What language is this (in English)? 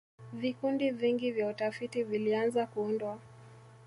Swahili